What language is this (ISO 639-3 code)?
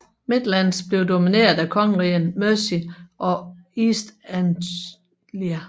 dan